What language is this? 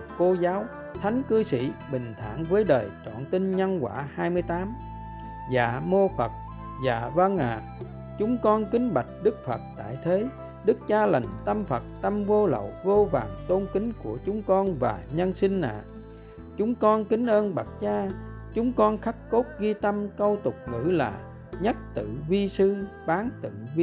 Vietnamese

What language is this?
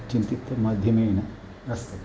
Sanskrit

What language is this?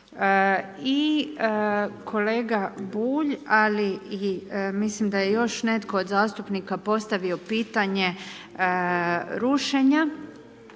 Croatian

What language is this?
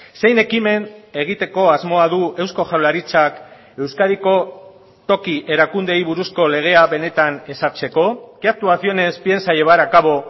Basque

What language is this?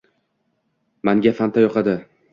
Uzbek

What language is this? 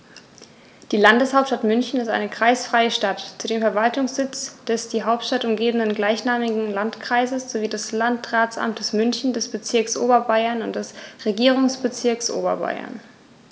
German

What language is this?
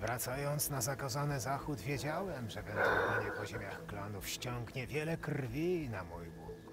Polish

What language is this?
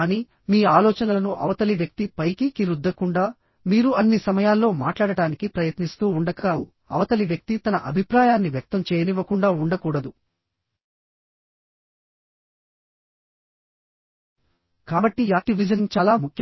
Telugu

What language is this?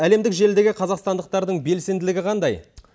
Kazakh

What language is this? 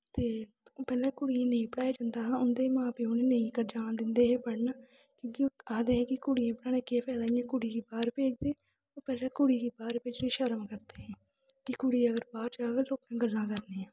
Dogri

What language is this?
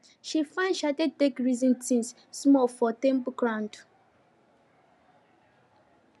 Nigerian Pidgin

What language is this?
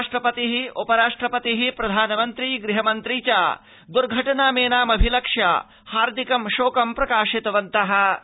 Sanskrit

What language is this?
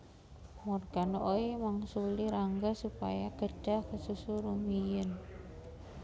Javanese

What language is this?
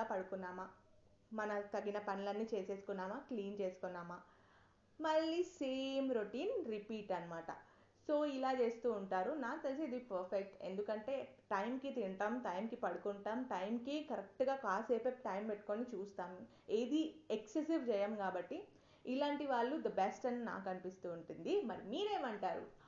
Telugu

